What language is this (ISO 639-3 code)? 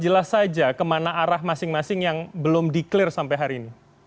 ind